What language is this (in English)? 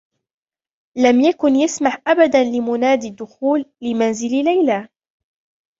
Arabic